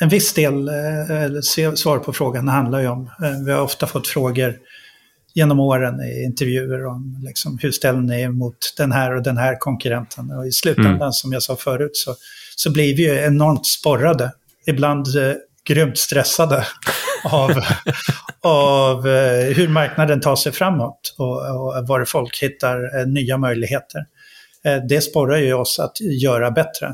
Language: Swedish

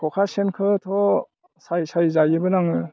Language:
Bodo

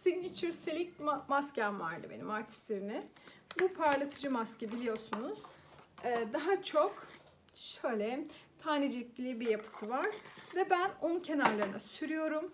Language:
Turkish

